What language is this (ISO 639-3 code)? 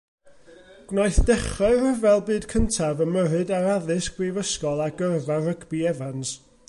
cym